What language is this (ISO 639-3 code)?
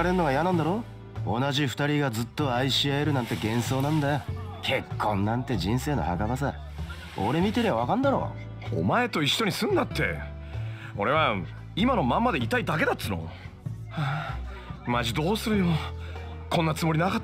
jpn